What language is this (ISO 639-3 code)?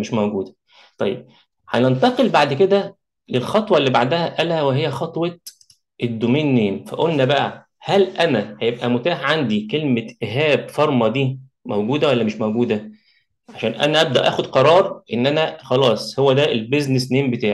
ara